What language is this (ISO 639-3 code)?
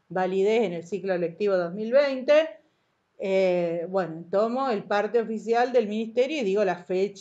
spa